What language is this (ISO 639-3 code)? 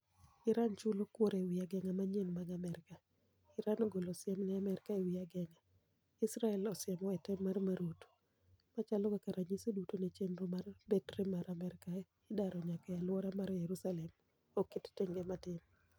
luo